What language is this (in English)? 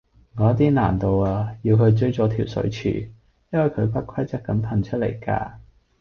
Cantonese